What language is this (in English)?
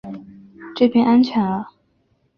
Chinese